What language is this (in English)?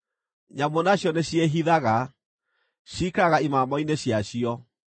Kikuyu